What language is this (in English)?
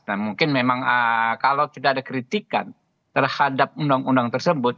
Indonesian